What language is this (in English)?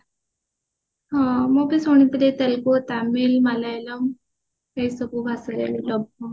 Odia